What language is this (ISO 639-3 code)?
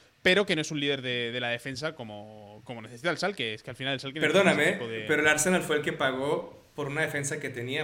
spa